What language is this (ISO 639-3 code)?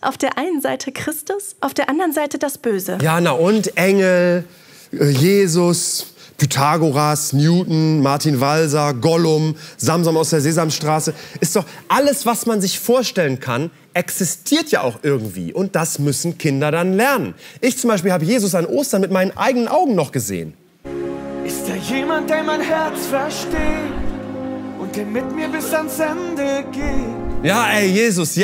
deu